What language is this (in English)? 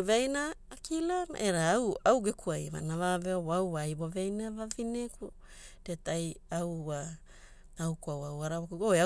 Hula